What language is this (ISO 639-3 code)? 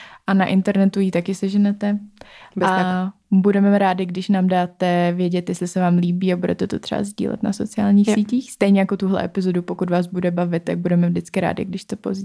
ces